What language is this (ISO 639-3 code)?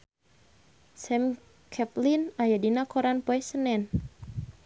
sun